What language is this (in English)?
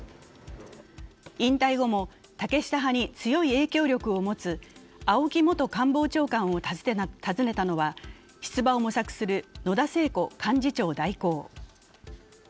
Japanese